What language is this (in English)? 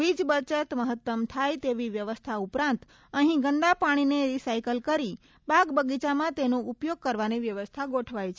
Gujarati